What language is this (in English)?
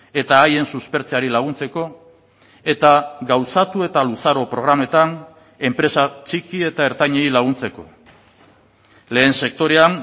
Basque